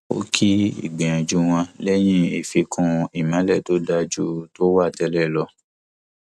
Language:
Yoruba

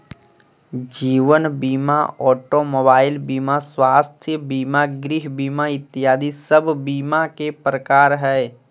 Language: Magahi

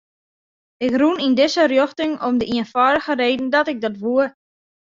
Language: Western Frisian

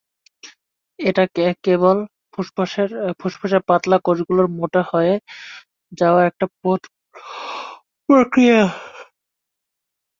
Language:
Bangla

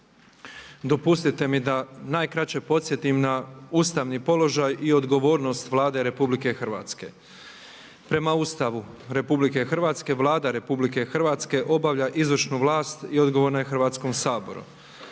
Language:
Croatian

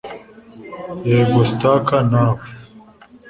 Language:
Kinyarwanda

